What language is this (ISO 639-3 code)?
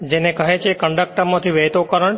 guj